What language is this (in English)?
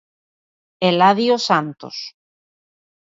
Galician